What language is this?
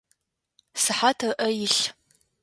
Adyghe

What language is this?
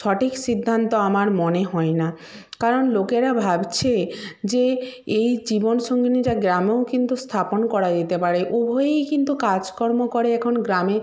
Bangla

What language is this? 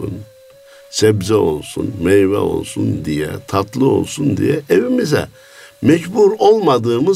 Turkish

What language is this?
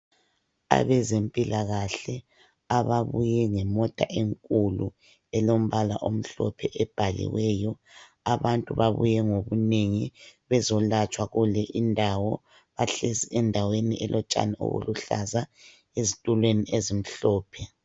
North Ndebele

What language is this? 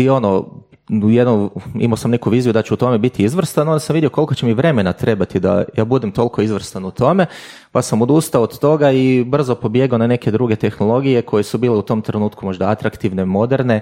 Croatian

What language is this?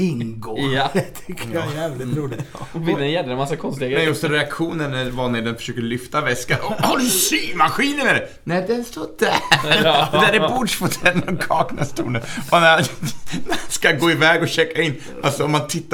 Swedish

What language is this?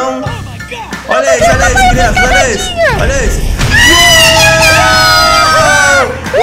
Portuguese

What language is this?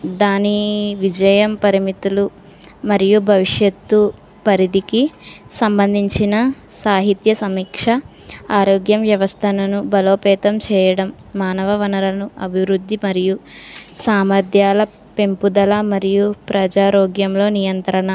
Telugu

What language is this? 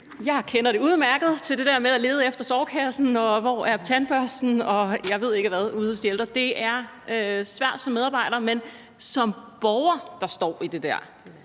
Danish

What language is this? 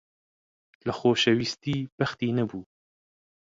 Central Kurdish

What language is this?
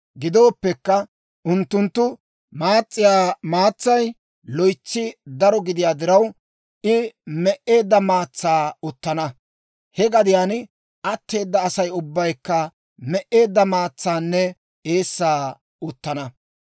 Dawro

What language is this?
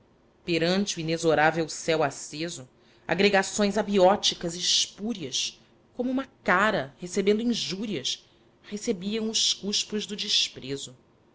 Portuguese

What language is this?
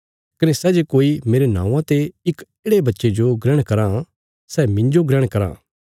Bilaspuri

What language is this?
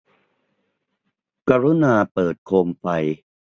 Thai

